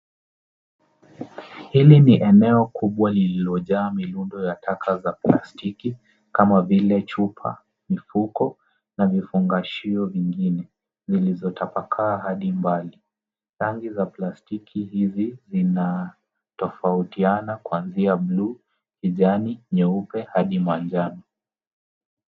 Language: Swahili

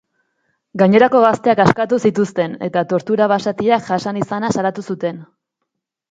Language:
Basque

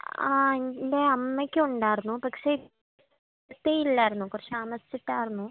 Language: Malayalam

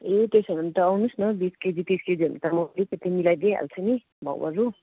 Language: Nepali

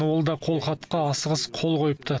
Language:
Kazakh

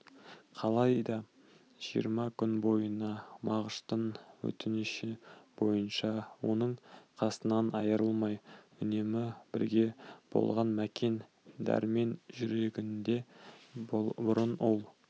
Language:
Kazakh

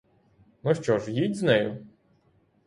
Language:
Ukrainian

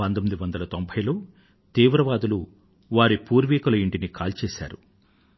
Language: Telugu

